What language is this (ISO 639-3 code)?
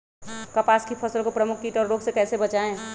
mag